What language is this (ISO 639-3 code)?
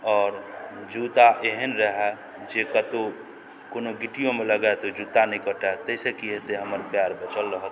mai